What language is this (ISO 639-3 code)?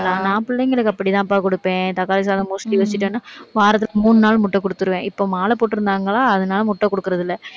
tam